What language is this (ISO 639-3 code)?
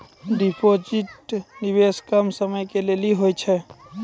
mai